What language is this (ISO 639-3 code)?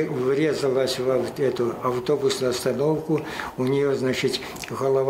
rus